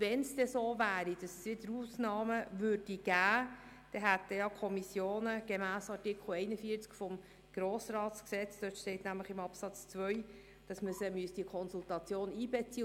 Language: Swiss German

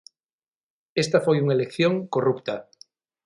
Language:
Galician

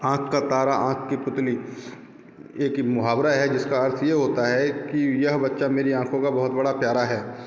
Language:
Hindi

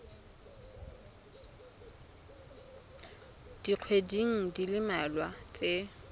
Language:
Tswana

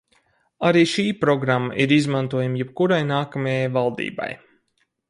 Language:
Latvian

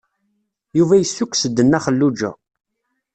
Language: Kabyle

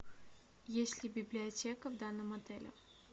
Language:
Russian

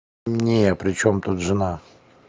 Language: Russian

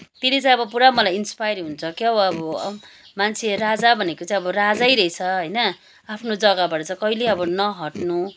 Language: Nepali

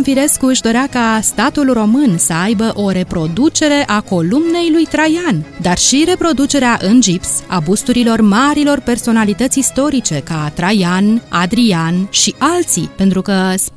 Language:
Romanian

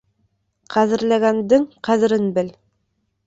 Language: Bashkir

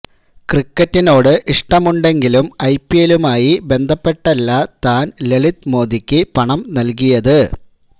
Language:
Malayalam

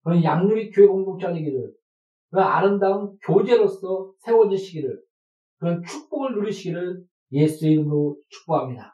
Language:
Korean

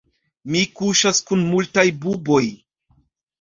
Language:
Esperanto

